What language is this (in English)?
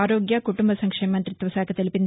Telugu